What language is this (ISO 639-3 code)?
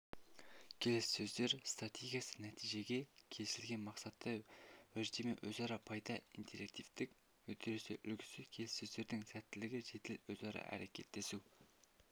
kaz